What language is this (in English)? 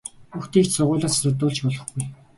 Mongolian